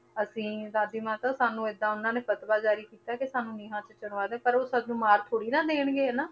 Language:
Punjabi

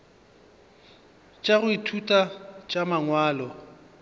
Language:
Northern Sotho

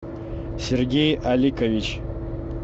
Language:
Russian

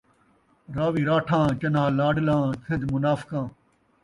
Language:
Saraiki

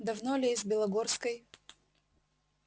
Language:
Russian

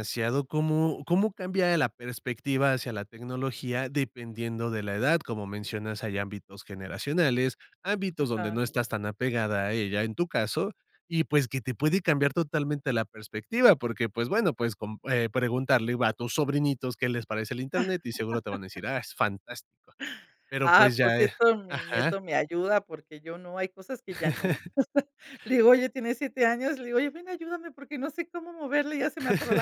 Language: Spanish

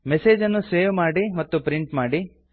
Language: Kannada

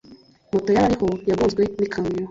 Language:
Kinyarwanda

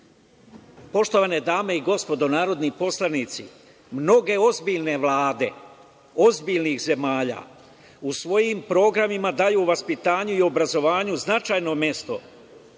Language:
Serbian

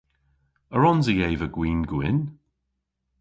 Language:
Cornish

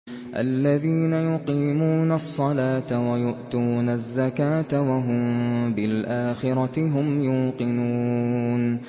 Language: Arabic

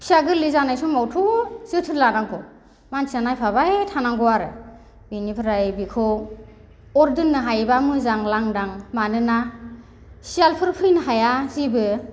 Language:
Bodo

